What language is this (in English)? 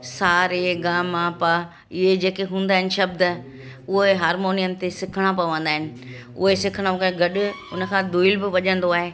Sindhi